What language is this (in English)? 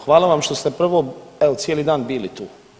Croatian